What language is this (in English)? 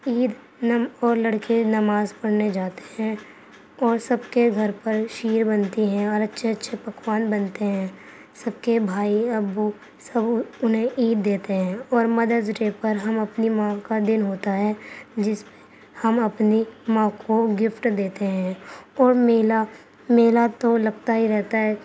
Urdu